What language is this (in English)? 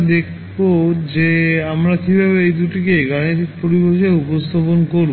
Bangla